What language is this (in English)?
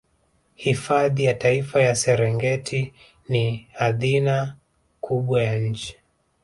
Swahili